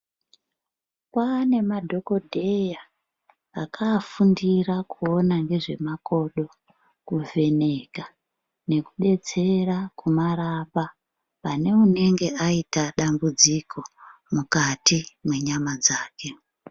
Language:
Ndau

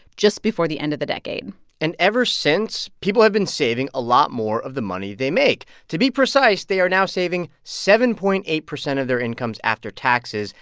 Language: English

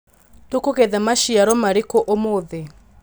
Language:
Kikuyu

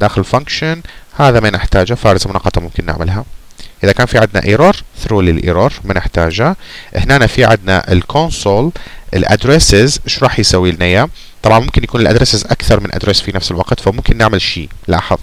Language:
Arabic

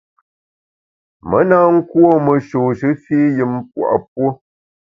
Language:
Bamun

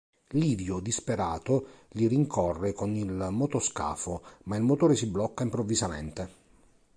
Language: Italian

